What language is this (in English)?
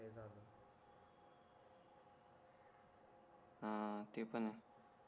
Marathi